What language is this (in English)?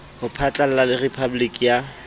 Southern Sotho